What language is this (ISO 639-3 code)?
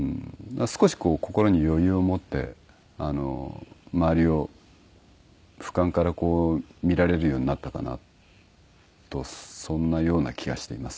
jpn